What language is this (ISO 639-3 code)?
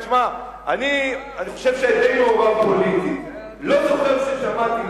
heb